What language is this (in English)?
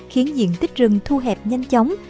Vietnamese